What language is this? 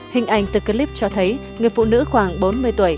Vietnamese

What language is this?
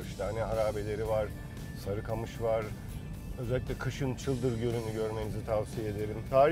Turkish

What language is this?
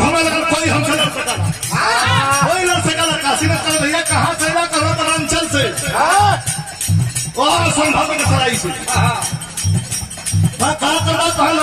Arabic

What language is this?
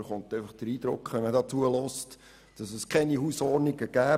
Swiss German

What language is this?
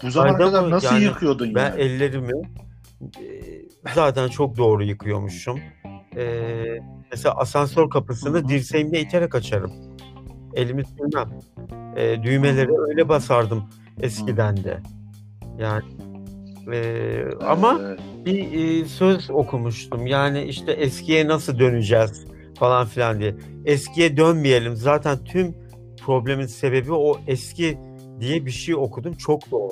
Turkish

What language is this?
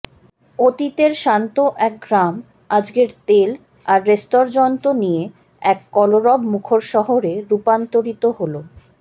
Bangla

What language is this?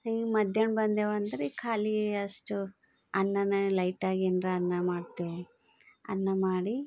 Kannada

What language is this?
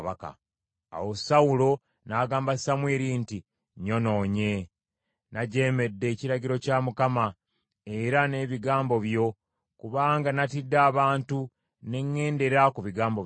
Ganda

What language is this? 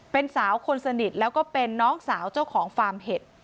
Thai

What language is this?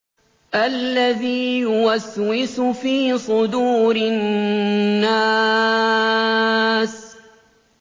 Arabic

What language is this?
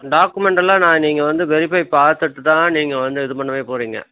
Tamil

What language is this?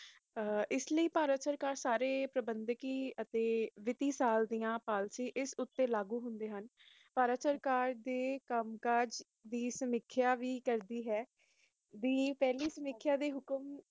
Punjabi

